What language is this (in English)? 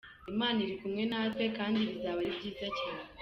Kinyarwanda